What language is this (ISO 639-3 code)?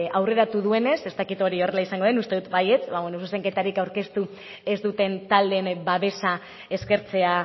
eus